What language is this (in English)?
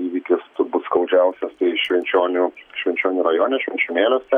Lithuanian